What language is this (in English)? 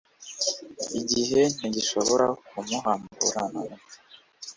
Kinyarwanda